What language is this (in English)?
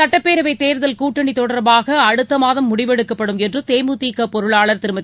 Tamil